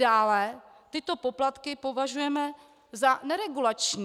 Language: Czech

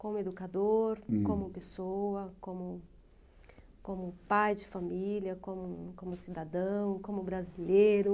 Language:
Portuguese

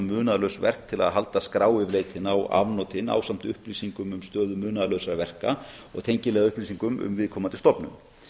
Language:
Icelandic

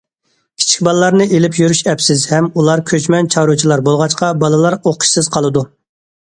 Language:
Uyghur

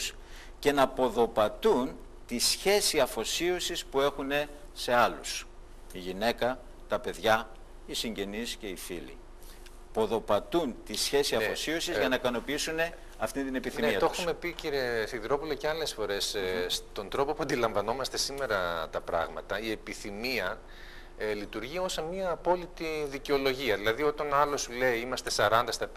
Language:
Greek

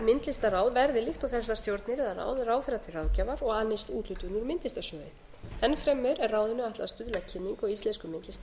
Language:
Icelandic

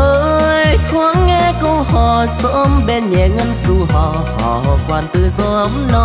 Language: Vietnamese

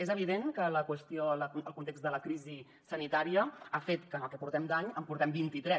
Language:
Catalan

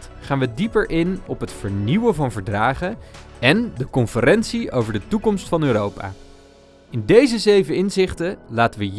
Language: Dutch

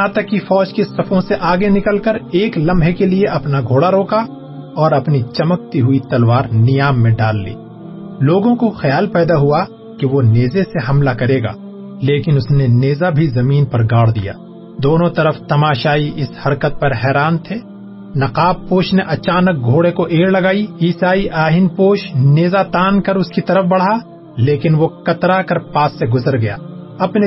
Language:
Urdu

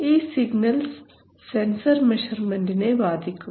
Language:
Malayalam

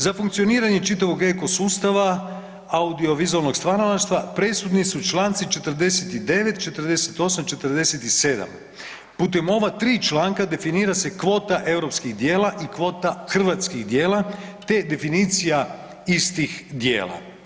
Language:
Croatian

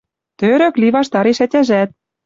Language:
Western Mari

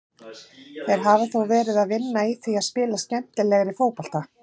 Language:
Icelandic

